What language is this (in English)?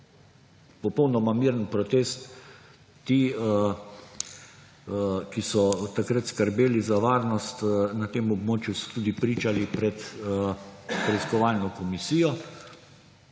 Slovenian